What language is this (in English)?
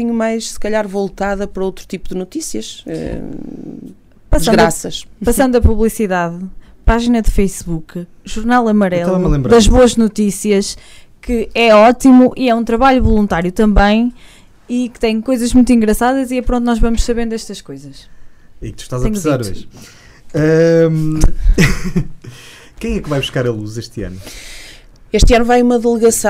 Portuguese